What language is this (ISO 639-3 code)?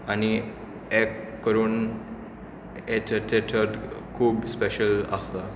kok